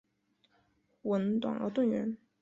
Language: Chinese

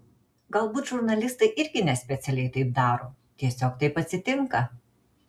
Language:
Lithuanian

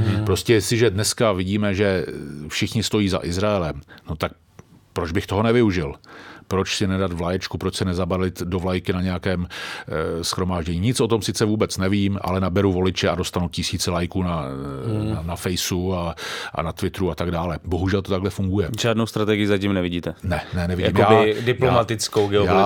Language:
Czech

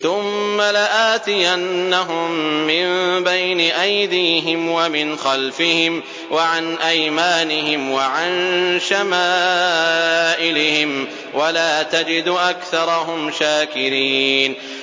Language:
Arabic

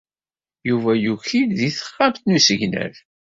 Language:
Kabyle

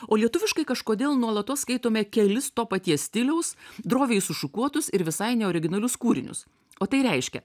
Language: Lithuanian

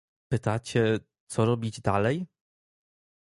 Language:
Polish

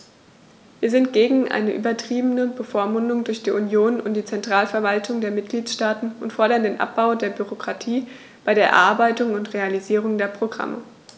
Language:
German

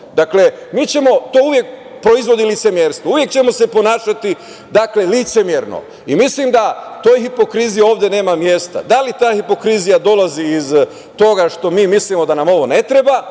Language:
Serbian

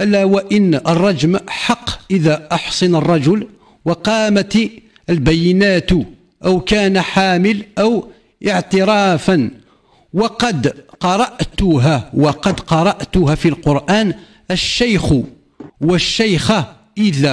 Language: Arabic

